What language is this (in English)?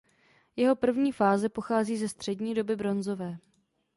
Czech